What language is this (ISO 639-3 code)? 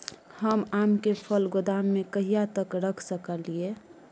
mai